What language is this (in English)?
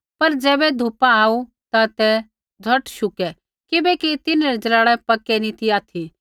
Kullu Pahari